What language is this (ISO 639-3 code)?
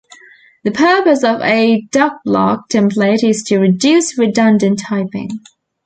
eng